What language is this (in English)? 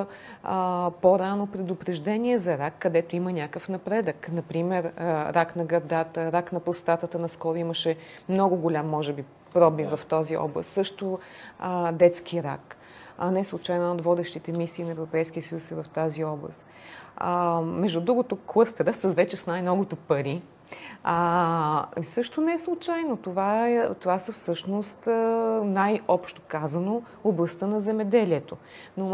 Bulgarian